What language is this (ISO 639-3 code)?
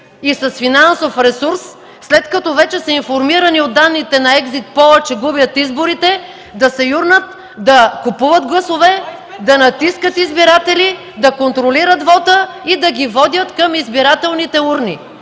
bul